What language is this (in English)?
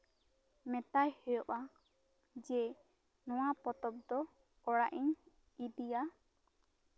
Santali